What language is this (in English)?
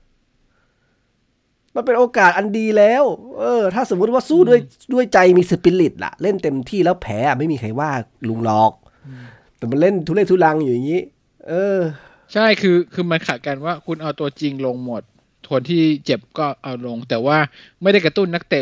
Thai